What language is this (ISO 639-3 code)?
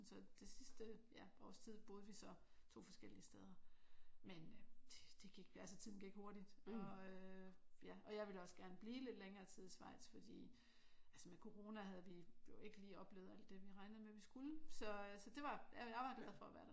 dan